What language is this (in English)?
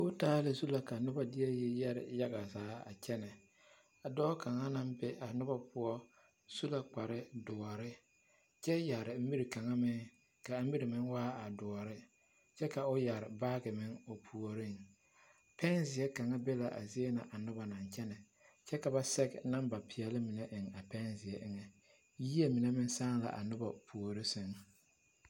Southern Dagaare